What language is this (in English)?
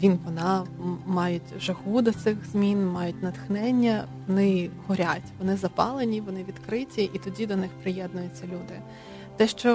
Ukrainian